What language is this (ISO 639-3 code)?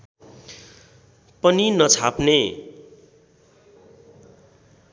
nep